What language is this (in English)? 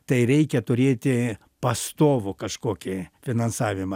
Lithuanian